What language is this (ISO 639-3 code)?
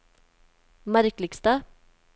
nor